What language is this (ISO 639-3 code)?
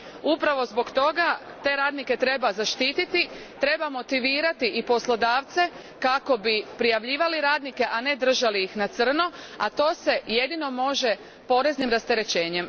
hrv